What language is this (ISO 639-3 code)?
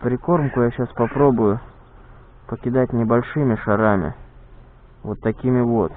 rus